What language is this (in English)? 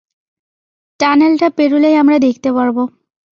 Bangla